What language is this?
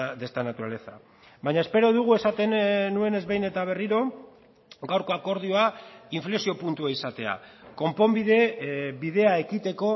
Basque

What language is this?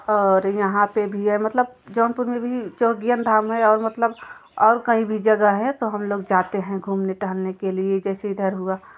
Hindi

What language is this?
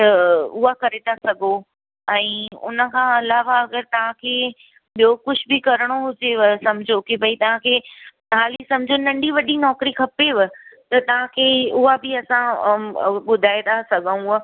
Sindhi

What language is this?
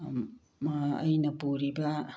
Manipuri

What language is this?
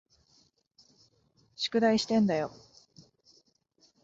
Japanese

